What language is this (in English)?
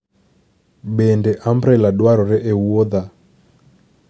Luo (Kenya and Tanzania)